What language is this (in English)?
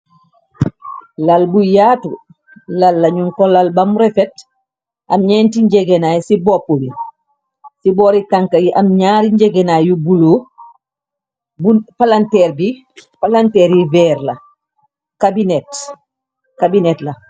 Wolof